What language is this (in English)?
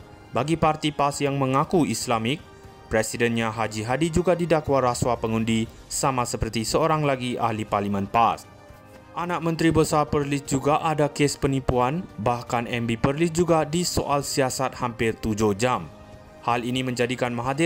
Malay